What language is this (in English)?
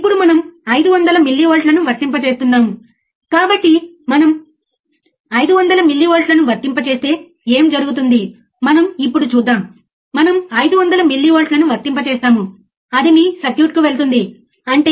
Telugu